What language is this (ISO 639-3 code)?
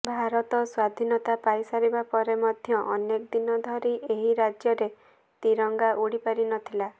ori